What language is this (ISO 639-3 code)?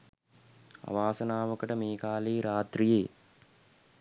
sin